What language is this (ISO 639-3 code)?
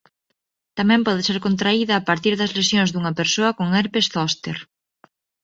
glg